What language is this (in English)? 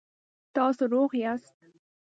Pashto